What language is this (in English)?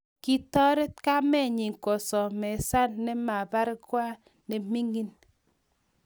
Kalenjin